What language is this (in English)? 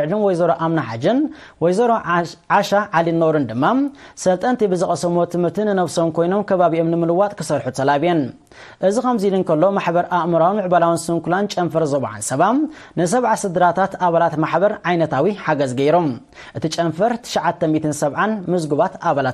Arabic